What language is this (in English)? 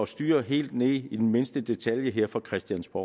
Danish